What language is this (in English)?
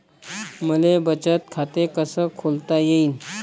Marathi